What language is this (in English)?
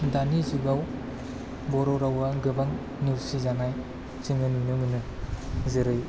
Bodo